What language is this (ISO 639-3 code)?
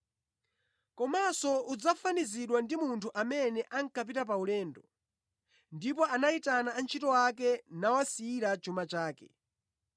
nya